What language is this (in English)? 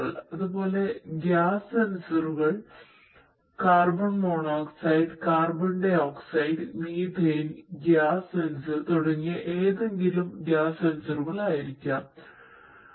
Malayalam